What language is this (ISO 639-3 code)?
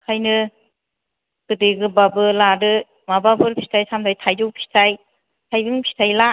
brx